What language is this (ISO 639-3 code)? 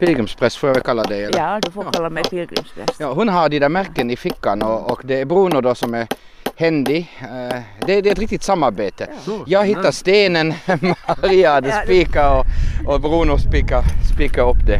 swe